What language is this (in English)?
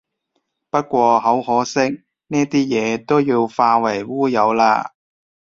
Cantonese